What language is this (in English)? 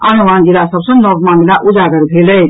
Maithili